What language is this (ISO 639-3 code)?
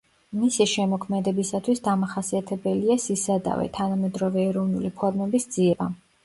kat